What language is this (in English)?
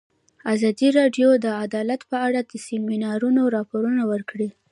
Pashto